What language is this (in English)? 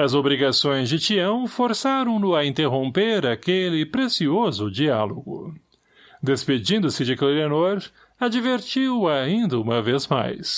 Portuguese